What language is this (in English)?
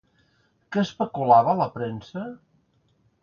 Catalan